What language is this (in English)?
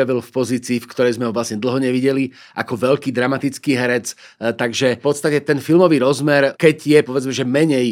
Slovak